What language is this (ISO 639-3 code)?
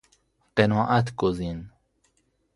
fas